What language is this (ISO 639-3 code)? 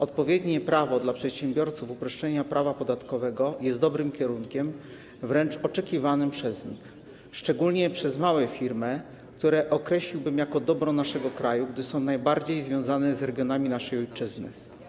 pol